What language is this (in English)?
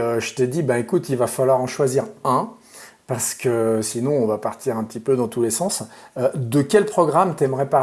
French